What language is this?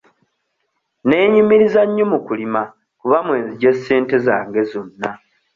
Ganda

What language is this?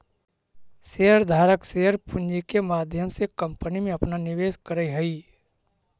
Magahi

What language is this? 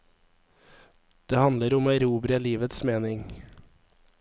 Norwegian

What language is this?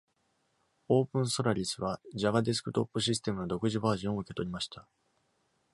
Japanese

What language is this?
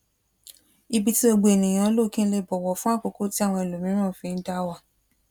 Yoruba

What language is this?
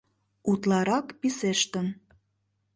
Mari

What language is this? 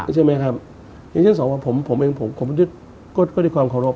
Thai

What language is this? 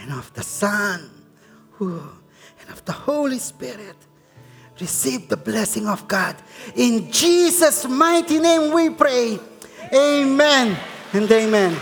Filipino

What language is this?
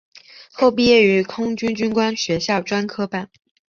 Chinese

